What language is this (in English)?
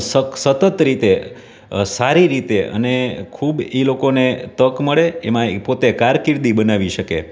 Gujarati